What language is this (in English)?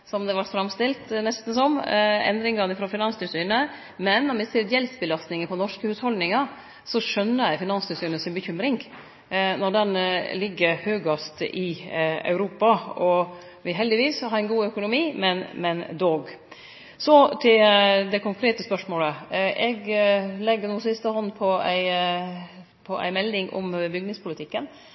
Norwegian Nynorsk